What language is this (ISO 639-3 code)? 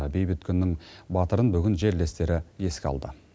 kaz